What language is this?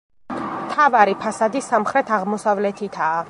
Georgian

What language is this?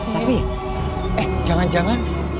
Indonesian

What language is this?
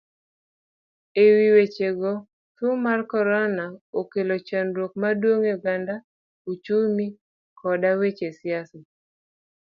Luo (Kenya and Tanzania)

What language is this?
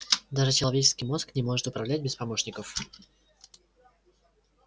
Russian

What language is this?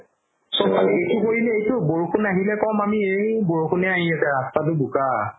Assamese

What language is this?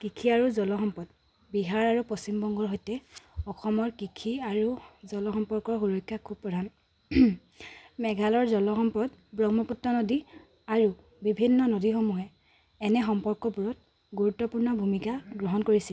Assamese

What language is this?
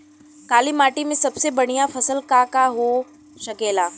Bhojpuri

